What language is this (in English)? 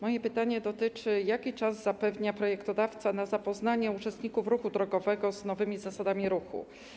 Polish